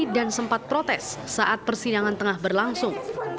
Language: Indonesian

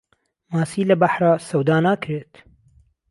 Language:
Central Kurdish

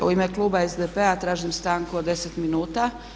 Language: Croatian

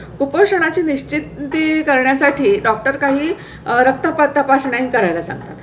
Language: Marathi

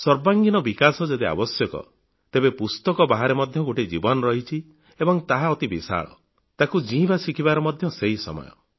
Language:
Odia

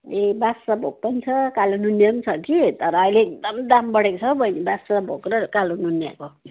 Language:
Nepali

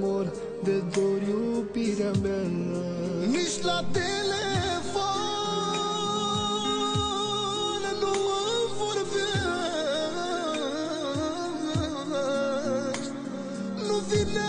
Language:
Romanian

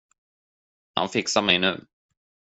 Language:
Swedish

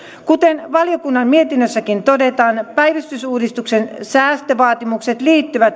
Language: Finnish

